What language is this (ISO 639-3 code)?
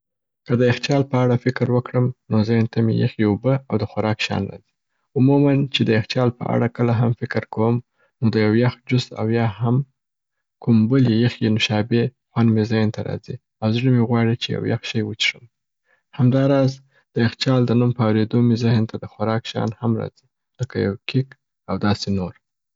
pbt